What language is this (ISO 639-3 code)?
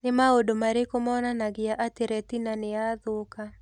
kik